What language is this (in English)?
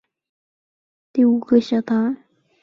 Chinese